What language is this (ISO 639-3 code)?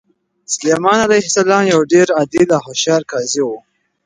pus